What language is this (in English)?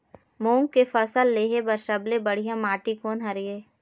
Chhattisgarhi